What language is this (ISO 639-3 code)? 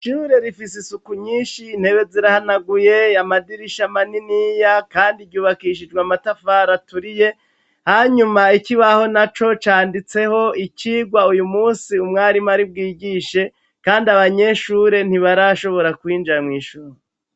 run